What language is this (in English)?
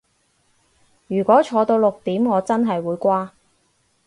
Cantonese